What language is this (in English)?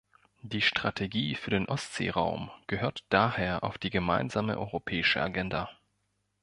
German